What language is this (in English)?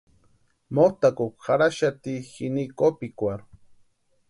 Western Highland Purepecha